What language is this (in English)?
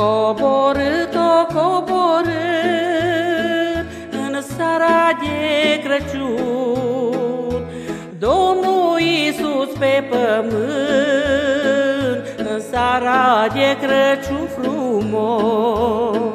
Romanian